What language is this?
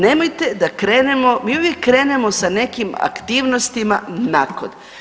Croatian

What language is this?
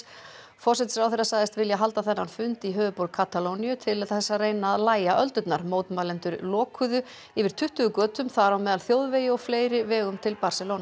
Icelandic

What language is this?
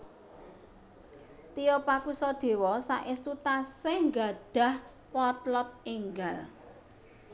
Javanese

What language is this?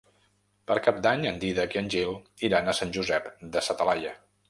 Catalan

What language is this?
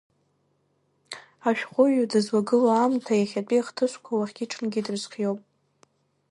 Abkhazian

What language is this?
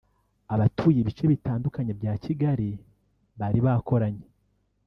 Kinyarwanda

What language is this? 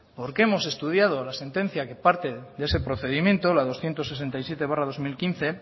Spanish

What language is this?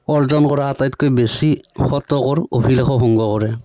Assamese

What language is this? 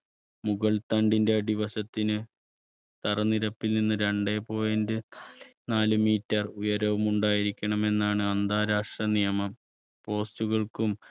Malayalam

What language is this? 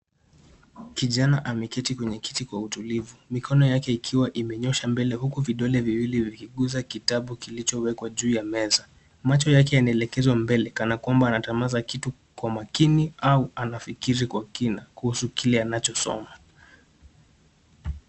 Swahili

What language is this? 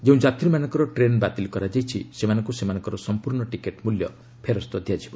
Odia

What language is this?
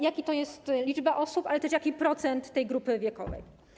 Polish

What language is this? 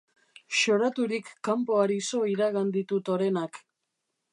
Basque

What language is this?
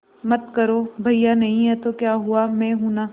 Hindi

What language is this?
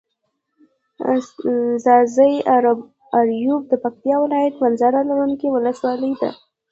Pashto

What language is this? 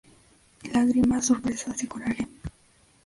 Spanish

